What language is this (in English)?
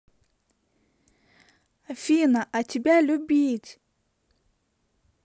Russian